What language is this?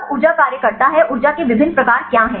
Hindi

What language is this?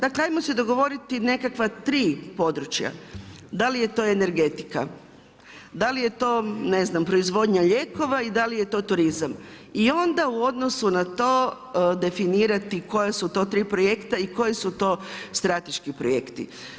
Croatian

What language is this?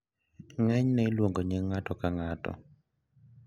Luo (Kenya and Tanzania)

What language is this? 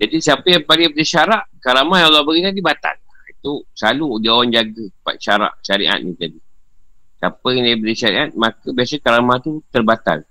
Malay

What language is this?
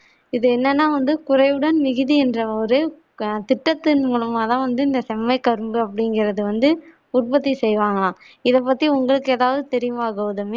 Tamil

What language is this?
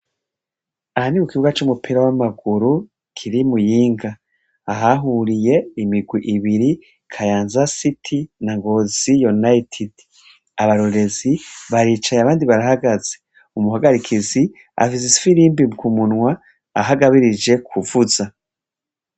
Rundi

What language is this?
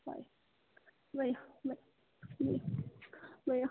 Nepali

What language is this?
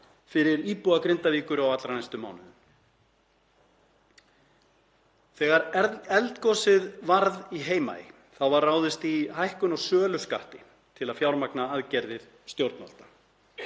Icelandic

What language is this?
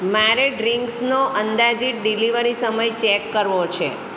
Gujarati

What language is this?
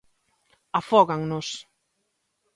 Galician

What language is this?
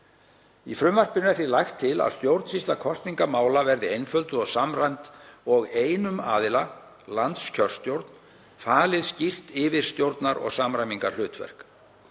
Icelandic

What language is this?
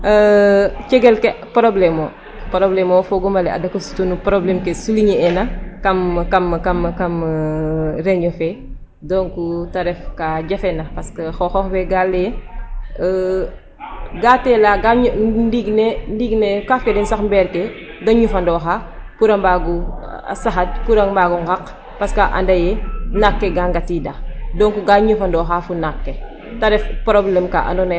Serer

